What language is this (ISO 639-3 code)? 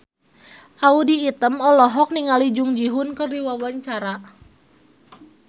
sun